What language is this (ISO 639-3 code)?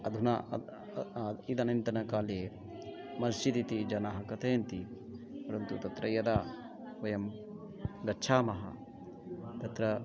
san